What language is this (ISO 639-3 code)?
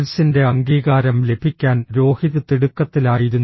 mal